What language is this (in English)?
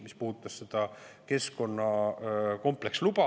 Estonian